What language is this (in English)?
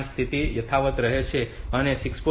Gujarati